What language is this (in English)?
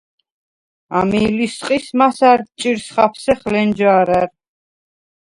Svan